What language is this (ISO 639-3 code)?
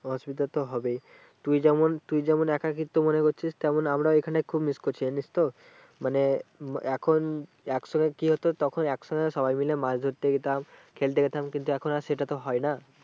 ben